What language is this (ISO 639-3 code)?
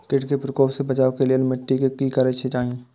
mai